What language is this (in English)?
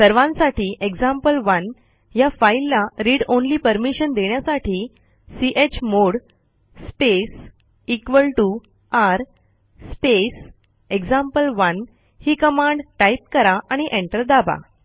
Marathi